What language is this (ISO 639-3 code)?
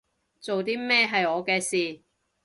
yue